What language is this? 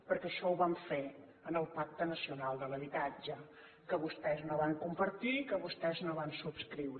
Catalan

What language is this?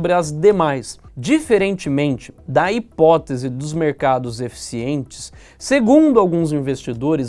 Portuguese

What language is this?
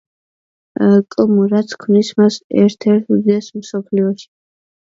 Georgian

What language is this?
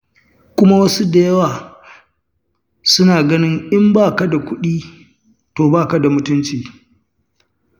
Hausa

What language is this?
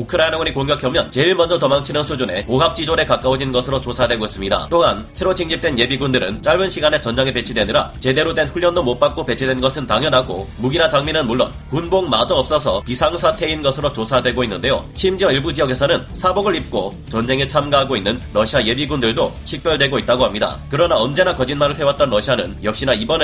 Korean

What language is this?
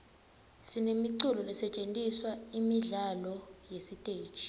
Swati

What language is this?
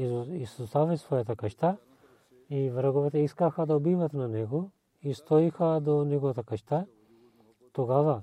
Bulgarian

